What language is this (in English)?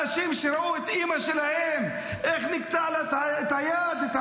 Hebrew